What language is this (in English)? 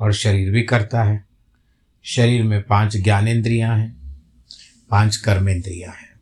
Hindi